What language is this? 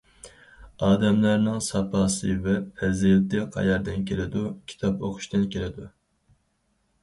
Uyghur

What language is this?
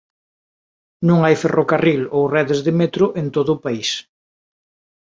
Galician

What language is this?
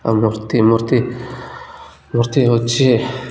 Odia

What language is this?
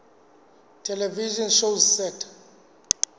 Southern Sotho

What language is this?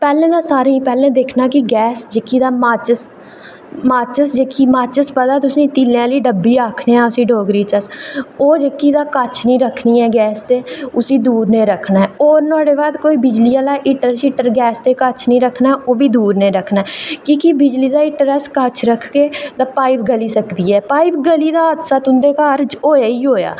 Dogri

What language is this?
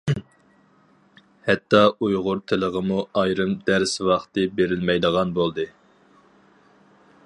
Uyghur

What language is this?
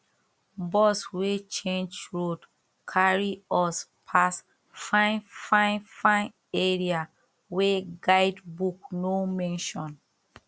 Nigerian Pidgin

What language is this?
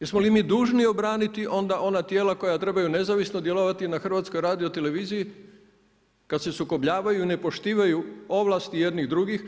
Croatian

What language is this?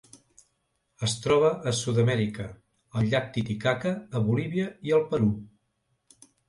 Catalan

